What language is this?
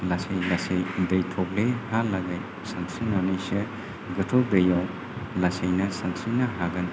Bodo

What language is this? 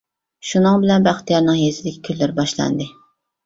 Uyghur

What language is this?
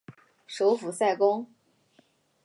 Chinese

